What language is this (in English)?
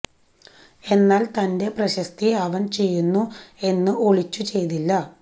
Malayalam